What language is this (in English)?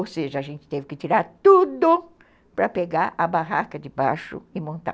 Portuguese